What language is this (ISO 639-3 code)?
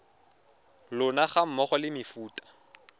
tsn